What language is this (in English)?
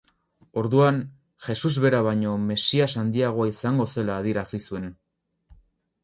Basque